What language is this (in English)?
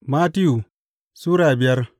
Hausa